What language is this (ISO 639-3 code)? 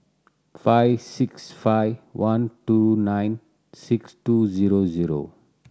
eng